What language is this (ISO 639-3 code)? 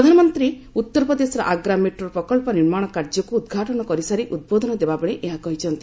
ori